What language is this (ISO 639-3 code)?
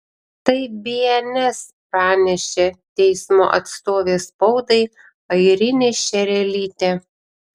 lit